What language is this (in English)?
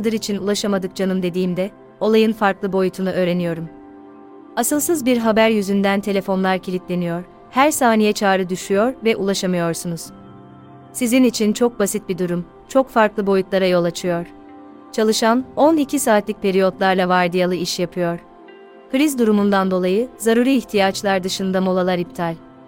Turkish